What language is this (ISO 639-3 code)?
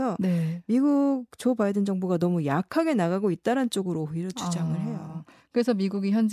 kor